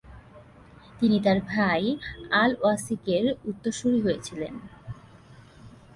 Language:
Bangla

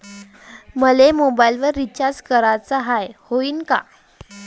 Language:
Marathi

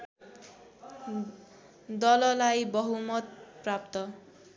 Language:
Nepali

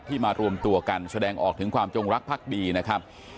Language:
Thai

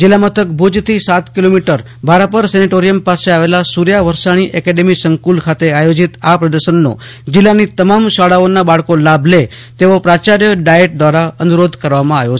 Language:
Gujarati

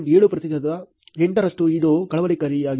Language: Kannada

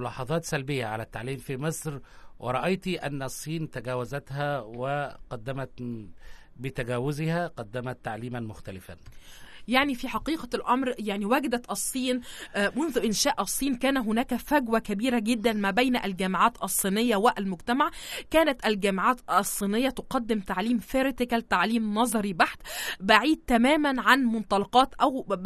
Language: Arabic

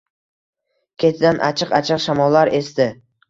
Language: Uzbek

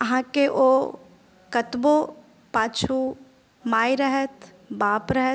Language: Maithili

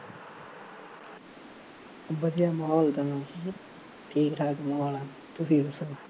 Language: Punjabi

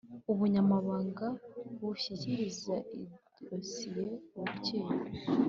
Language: Kinyarwanda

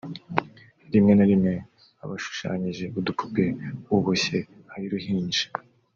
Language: Kinyarwanda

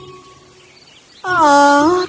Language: Indonesian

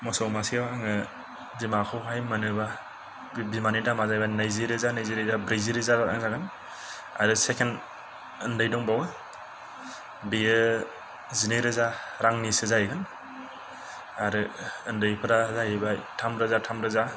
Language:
Bodo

